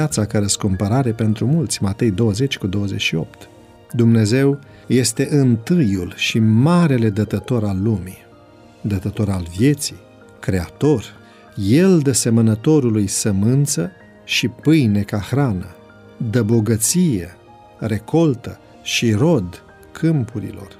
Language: Romanian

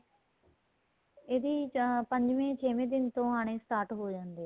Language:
Punjabi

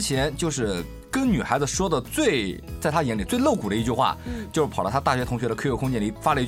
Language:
Chinese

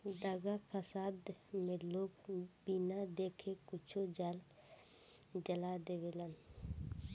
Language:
Bhojpuri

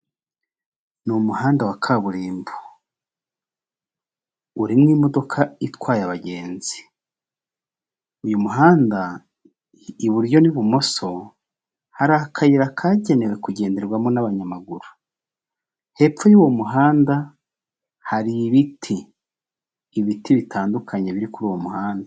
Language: Kinyarwanda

